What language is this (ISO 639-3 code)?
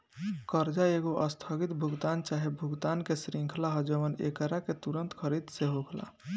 bho